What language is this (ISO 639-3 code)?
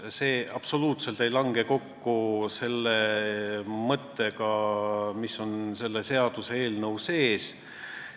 est